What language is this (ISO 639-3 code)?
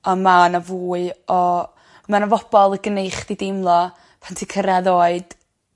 cym